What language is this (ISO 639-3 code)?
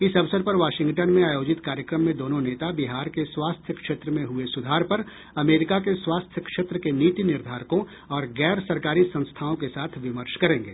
hin